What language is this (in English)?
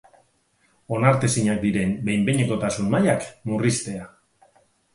Basque